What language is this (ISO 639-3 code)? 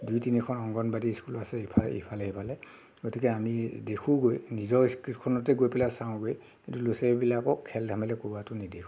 asm